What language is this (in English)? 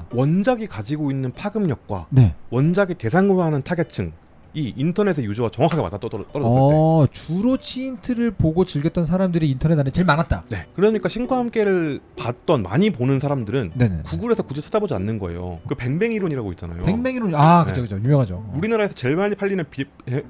Korean